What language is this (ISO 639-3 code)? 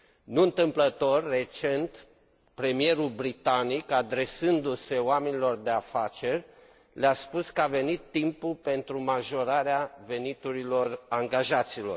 ron